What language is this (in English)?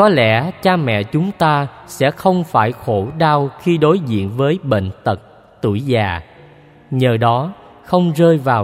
Vietnamese